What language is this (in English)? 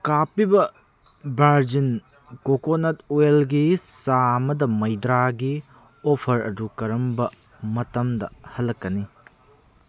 Manipuri